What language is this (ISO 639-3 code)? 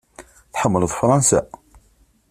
kab